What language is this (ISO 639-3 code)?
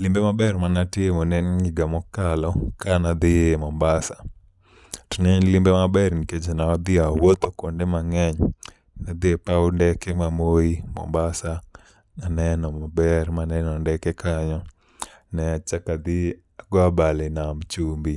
luo